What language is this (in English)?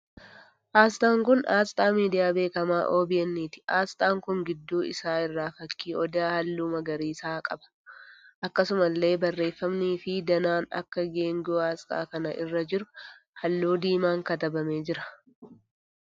Oromo